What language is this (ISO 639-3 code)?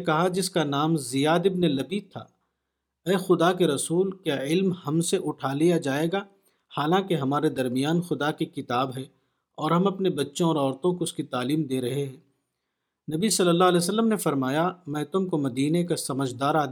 urd